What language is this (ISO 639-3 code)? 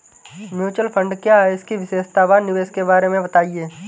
hin